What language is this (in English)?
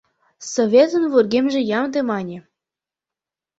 Mari